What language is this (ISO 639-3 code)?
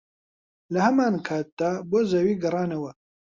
ckb